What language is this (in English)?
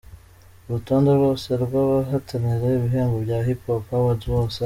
Kinyarwanda